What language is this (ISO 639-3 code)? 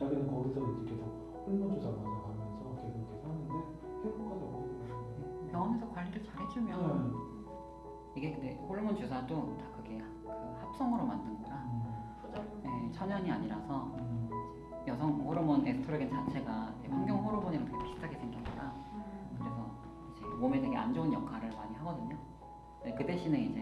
kor